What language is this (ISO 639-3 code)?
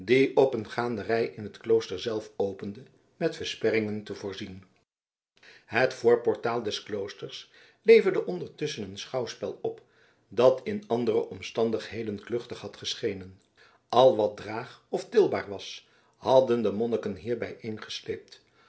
nld